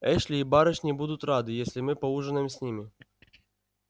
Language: Russian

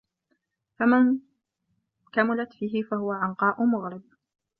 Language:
Arabic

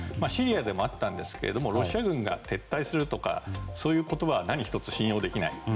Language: Japanese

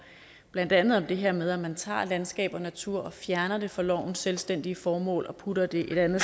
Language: Danish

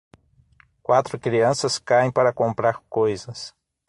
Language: Portuguese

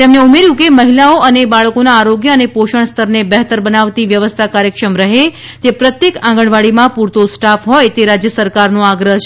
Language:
Gujarati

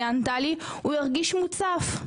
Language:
Hebrew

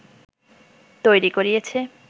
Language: Bangla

